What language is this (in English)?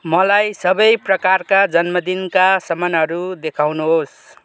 Nepali